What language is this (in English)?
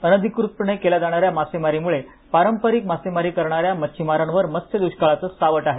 Marathi